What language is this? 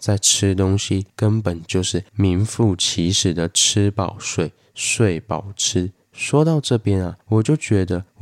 Chinese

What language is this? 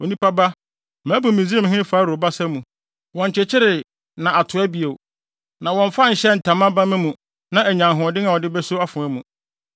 Akan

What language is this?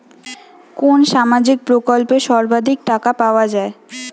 Bangla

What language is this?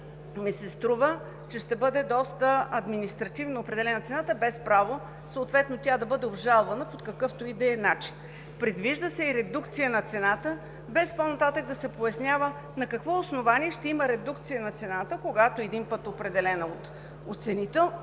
Bulgarian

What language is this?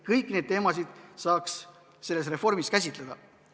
Estonian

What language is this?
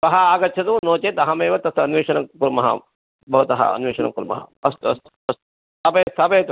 Sanskrit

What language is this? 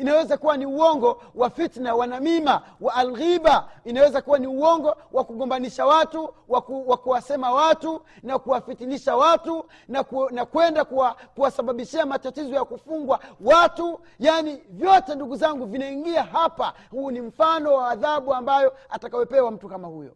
Swahili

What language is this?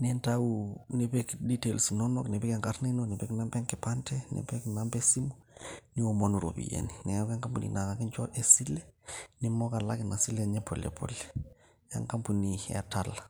Masai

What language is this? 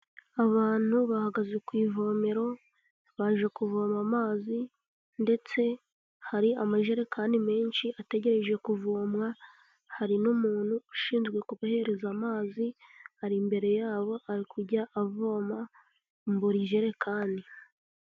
Kinyarwanda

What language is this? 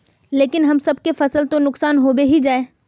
Magahi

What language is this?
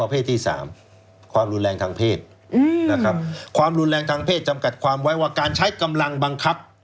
Thai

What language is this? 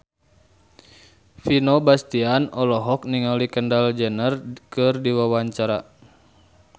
Sundanese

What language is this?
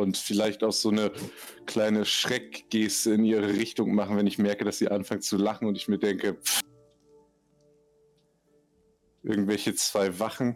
German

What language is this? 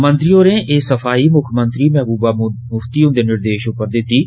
Dogri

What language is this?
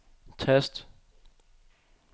Danish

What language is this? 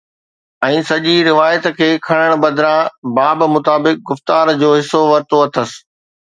Sindhi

